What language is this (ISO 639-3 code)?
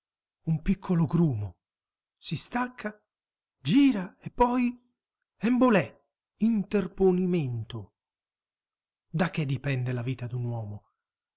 ita